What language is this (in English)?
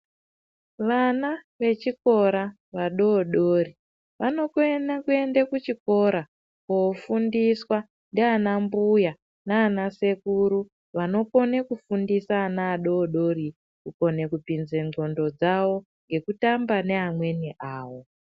Ndau